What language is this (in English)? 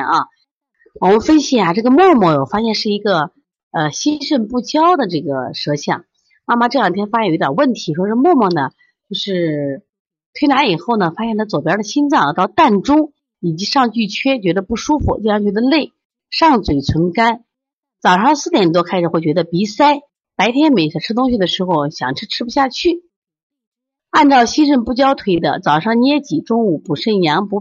Chinese